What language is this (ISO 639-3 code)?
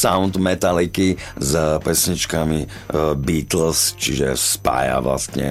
slk